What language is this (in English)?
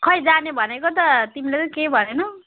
Nepali